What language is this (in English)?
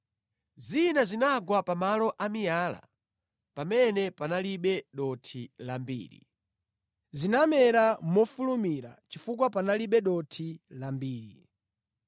Nyanja